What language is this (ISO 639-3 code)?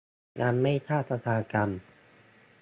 tha